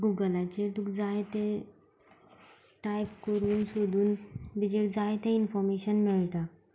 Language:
Konkani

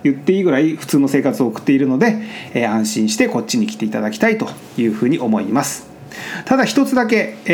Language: Japanese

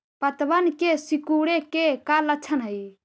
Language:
Magahi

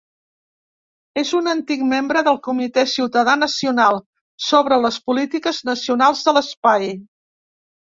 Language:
Catalan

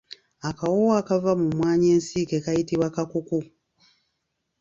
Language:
Ganda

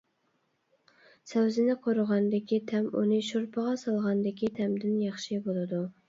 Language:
Uyghur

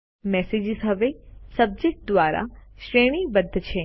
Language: Gujarati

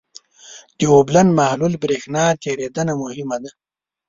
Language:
Pashto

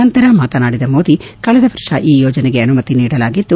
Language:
Kannada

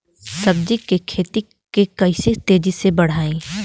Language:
Bhojpuri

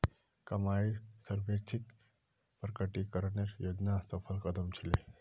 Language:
Magahi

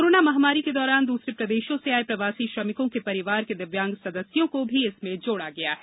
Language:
Hindi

